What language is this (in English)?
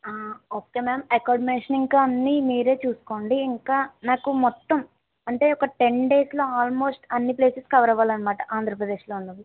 Telugu